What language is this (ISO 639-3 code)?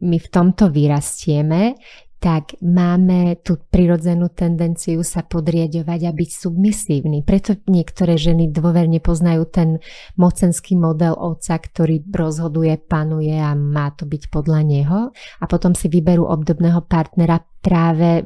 slk